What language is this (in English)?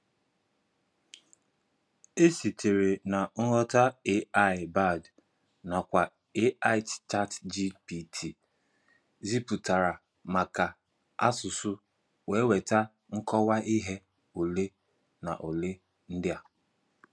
Igbo